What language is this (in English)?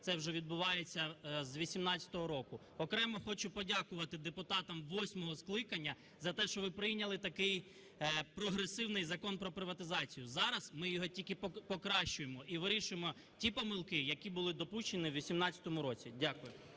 Ukrainian